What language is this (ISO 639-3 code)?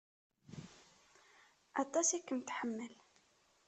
kab